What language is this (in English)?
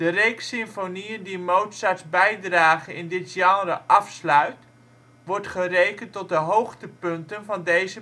Dutch